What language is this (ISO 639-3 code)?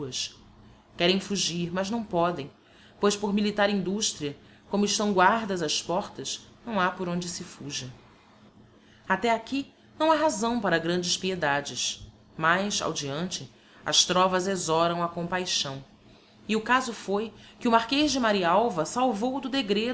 por